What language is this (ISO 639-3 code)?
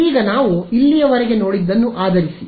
kan